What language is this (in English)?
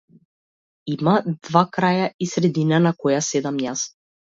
Macedonian